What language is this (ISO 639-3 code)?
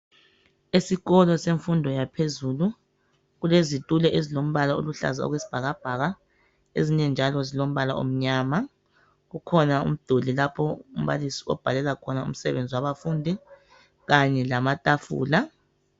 nde